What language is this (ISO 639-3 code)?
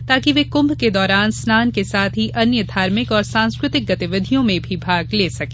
hin